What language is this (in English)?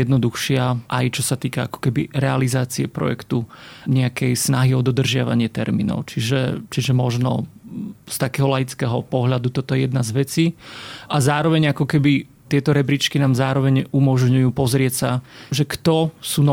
Slovak